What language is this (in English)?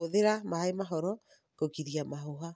Kikuyu